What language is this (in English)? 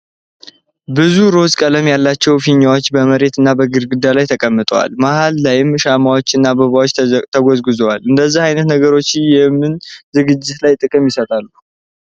Amharic